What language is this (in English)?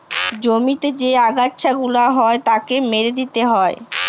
Bangla